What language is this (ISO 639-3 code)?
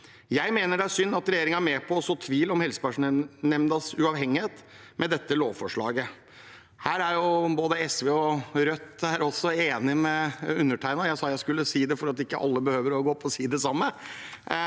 nor